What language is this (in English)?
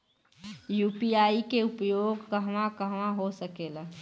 Bhojpuri